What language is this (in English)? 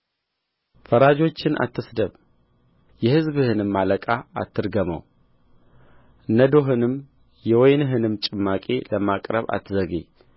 Amharic